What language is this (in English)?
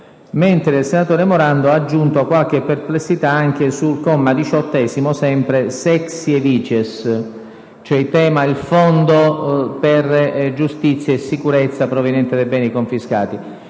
Italian